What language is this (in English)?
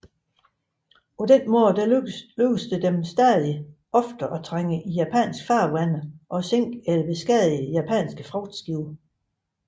Danish